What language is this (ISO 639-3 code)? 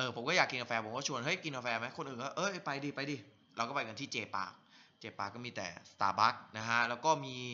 tha